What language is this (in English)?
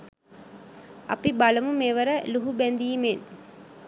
Sinhala